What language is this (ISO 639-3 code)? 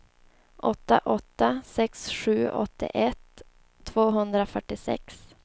swe